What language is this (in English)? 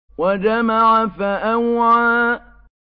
Arabic